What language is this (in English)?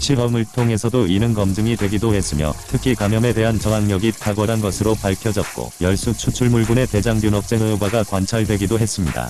Korean